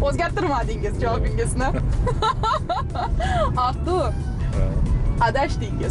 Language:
Turkish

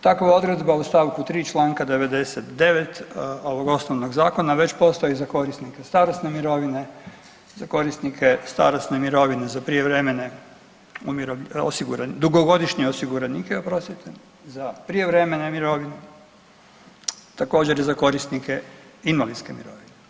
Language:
Croatian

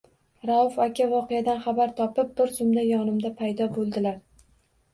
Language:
Uzbek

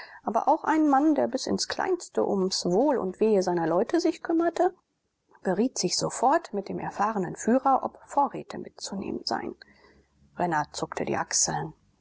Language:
German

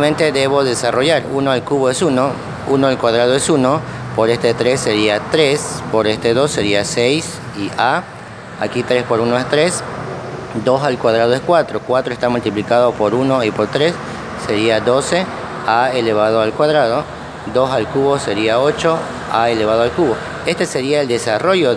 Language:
Spanish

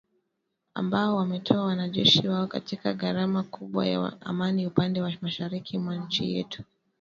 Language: Swahili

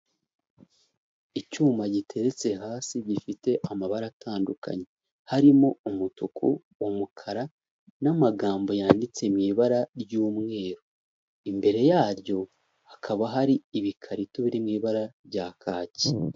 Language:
Kinyarwanda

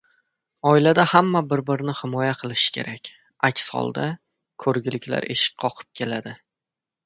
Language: Uzbek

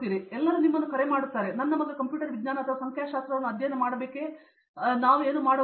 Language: Kannada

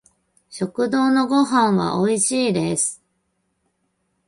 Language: Japanese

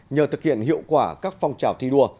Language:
Vietnamese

